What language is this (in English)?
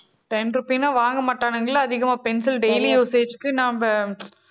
Tamil